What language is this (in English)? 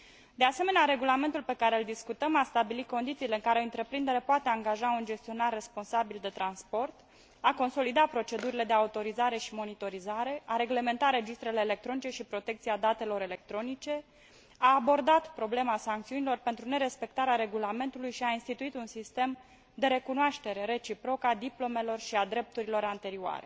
Romanian